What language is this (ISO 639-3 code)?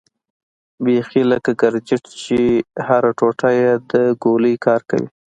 pus